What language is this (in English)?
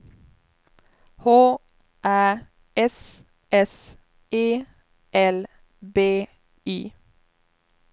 Swedish